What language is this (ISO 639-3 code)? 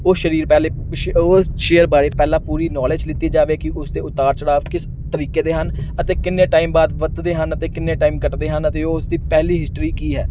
pan